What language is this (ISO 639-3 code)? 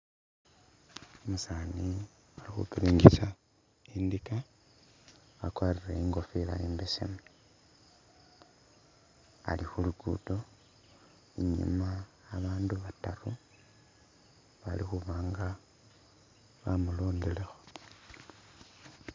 myx